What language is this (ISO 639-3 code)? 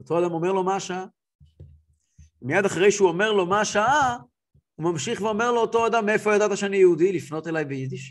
heb